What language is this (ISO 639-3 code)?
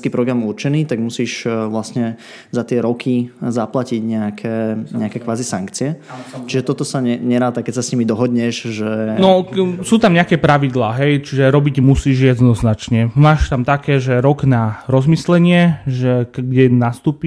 slk